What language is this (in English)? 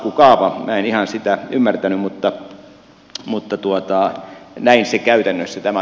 Finnish